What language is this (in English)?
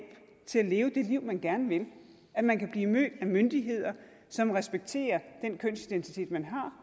Danish